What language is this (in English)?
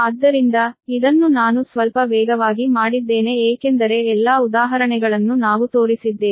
Kannada